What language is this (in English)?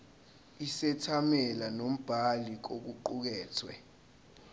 Zulu